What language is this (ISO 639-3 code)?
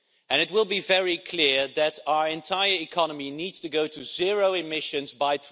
eng